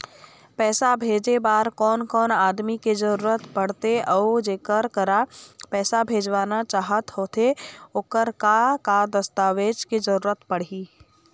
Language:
Chhattisgarhi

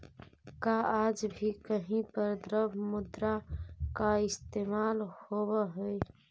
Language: Magahi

